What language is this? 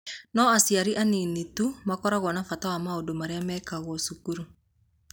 Kikuyu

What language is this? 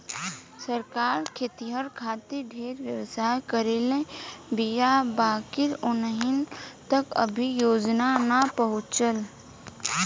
Bhojpuri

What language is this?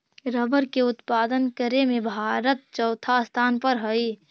Magahi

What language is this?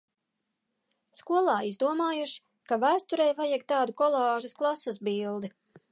Latvian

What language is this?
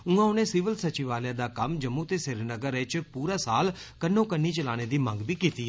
Dogri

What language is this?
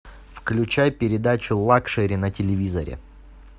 Russian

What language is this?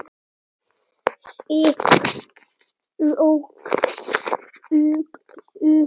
Icelandic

